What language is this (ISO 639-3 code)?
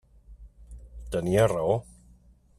cat